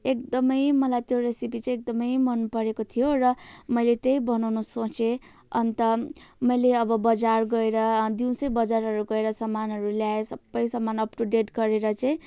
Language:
Nepali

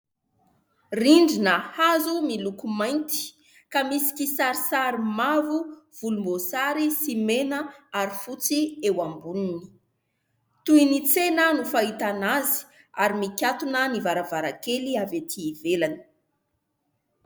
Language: Malagasy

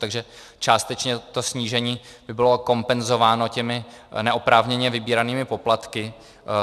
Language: Czech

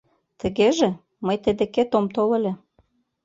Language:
Mari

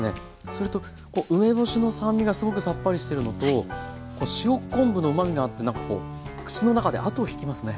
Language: Japanese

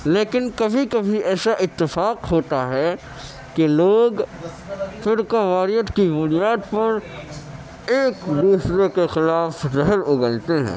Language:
Urdu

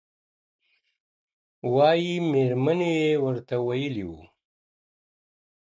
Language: Pashto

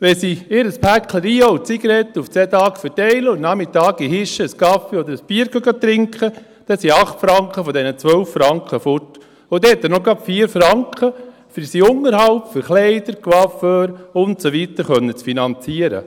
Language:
Swiss German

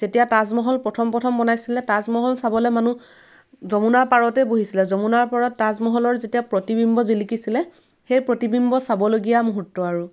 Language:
Assamese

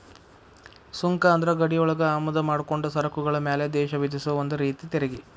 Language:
Kannada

